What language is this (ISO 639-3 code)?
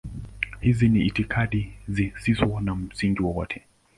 swa